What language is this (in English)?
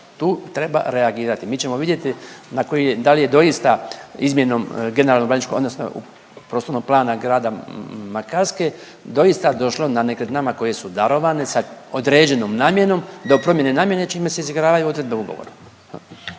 Croatian